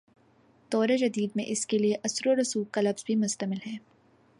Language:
Urdu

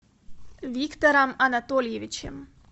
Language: Russian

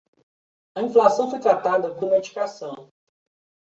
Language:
Portuguese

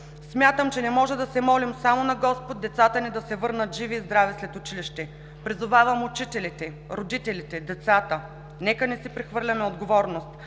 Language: Bulgarian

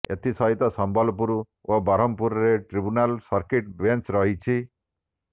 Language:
Odia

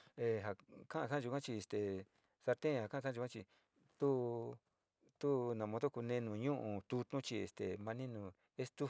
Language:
Sinicahua Mixtec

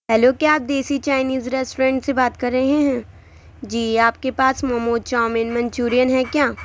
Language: Urdu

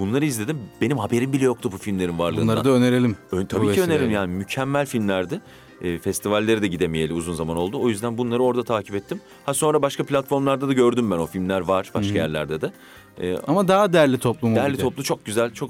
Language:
Turkish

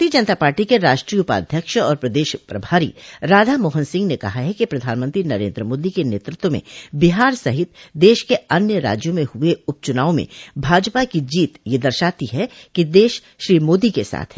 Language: Hindi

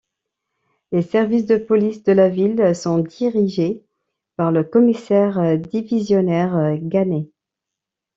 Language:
French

